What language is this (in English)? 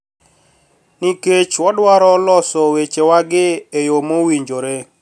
Luo (Kenya and Tanzania)